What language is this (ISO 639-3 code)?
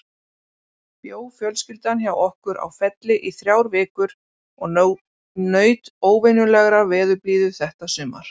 isl